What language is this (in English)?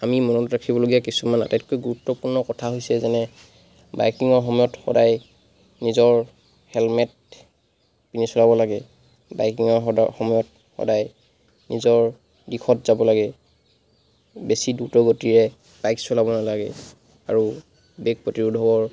Assamese